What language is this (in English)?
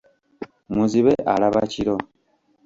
Ganda